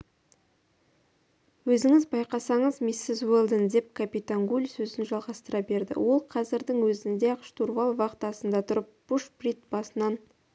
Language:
Kazakh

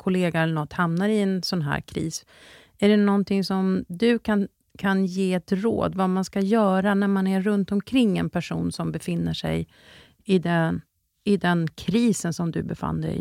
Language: Swedish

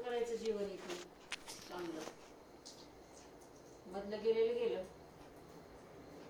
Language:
Marathi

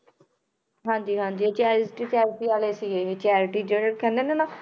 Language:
Punjabi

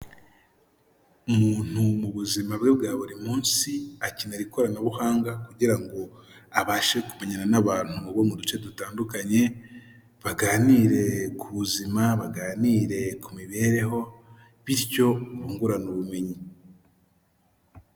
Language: Kinyarwanda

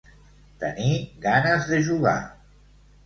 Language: Catalan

